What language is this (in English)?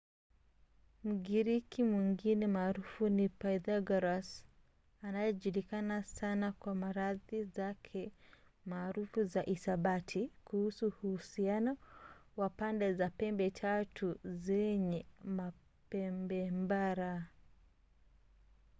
Swahili